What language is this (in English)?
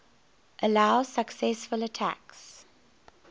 English